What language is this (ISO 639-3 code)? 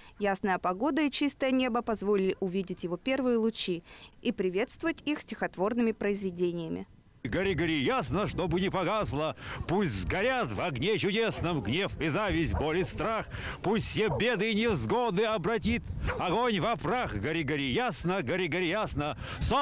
rus